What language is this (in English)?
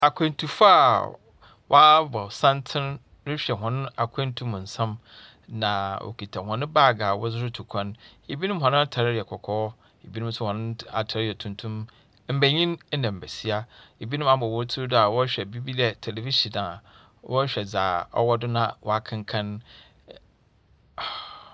Akan